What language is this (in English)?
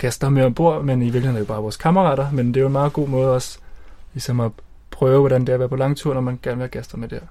Danish